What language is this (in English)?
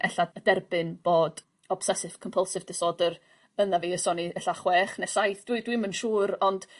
Welsh